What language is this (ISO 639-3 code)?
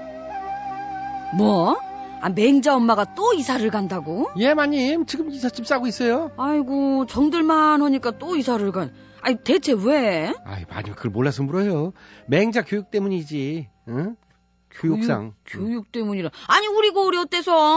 kor